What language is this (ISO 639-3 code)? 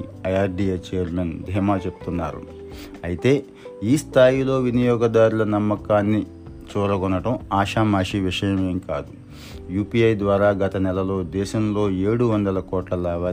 tel